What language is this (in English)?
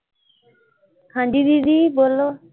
Punjabi